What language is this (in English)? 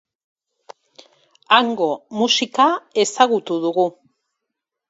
Basque